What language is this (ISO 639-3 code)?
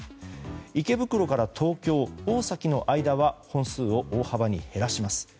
jpn